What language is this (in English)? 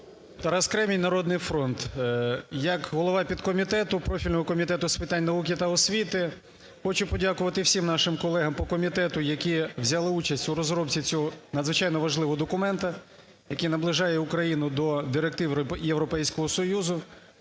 Ukrainian